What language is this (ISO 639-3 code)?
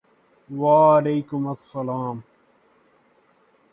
urd